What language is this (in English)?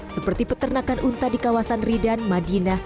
Indonesian